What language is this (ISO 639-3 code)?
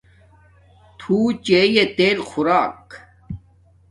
dmk